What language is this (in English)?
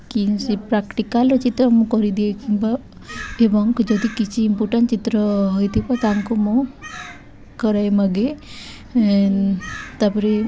Odia